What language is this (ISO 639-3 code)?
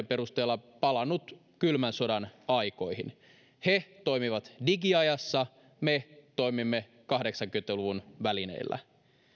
fin